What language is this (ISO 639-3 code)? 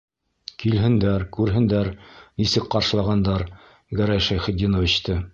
bak